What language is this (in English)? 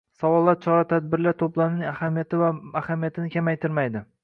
Uzbek